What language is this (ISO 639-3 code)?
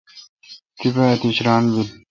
xka